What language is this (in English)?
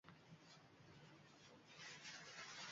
Uzbek